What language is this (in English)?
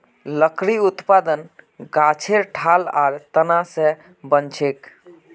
Magahi